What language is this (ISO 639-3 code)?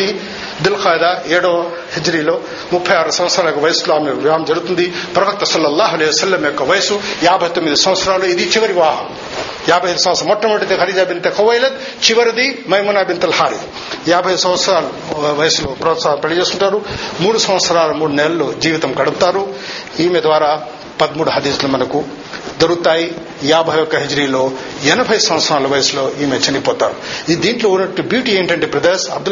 tel